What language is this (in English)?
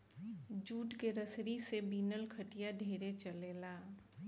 Bhojpuri